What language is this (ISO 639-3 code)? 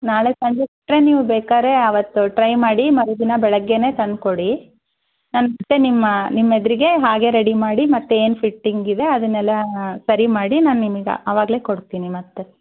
kan